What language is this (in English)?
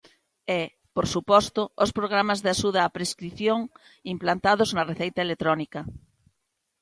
Galician